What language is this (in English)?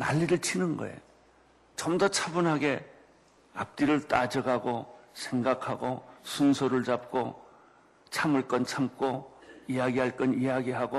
Korean